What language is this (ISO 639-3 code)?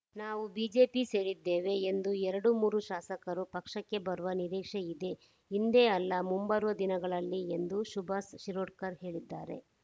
kan